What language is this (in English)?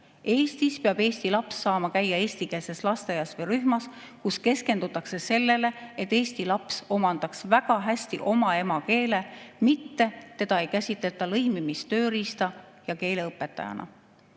Estonian